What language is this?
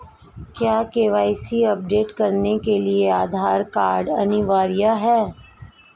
Hindi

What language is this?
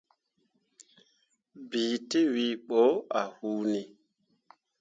Mundang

